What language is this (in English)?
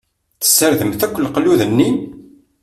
Kabyle